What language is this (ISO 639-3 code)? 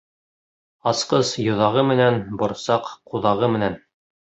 bak